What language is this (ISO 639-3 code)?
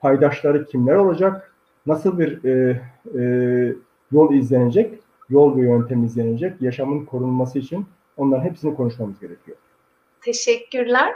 tur